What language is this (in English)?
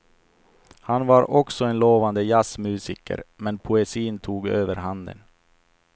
Swedish